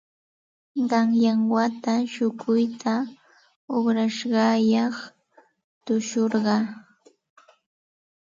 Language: Santa Ana de Tusi Pasco Quechua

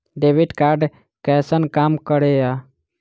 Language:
Maithili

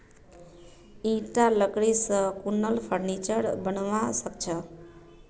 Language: Magahi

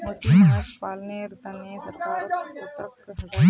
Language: Magahi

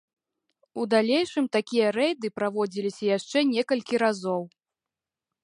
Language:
Belarusian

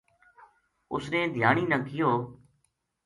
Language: Gujari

